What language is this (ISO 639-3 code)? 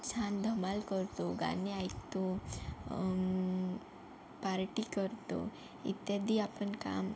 mar